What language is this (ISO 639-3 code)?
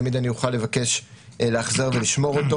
heb